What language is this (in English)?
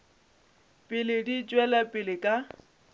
Northern Sotho